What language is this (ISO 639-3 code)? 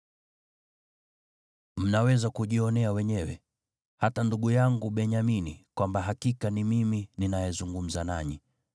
swa